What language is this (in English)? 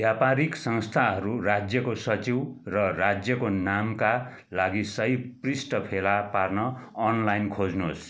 Nepali